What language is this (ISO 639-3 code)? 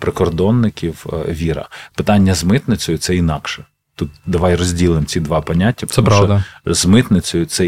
ukr